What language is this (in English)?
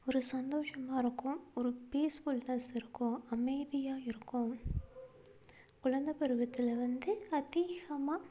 Tamil